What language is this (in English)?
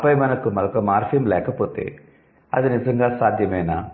Telugu